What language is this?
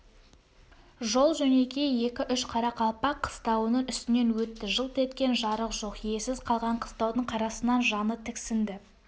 Kazakh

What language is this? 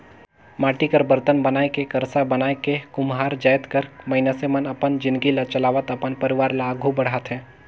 Chhattisgarhi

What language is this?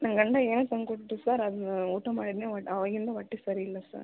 Kannada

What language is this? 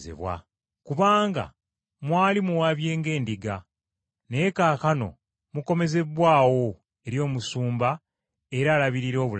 Ganda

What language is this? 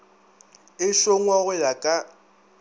Northern Sotho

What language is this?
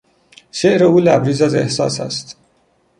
Persian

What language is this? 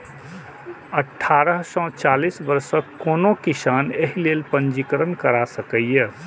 Maithili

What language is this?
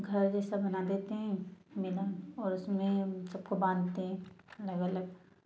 Hindi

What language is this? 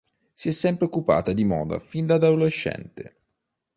Italian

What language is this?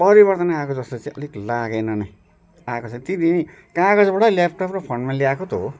Nepali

